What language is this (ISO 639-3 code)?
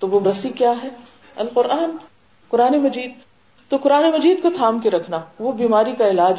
urd